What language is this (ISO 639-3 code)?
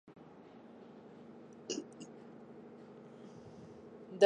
pus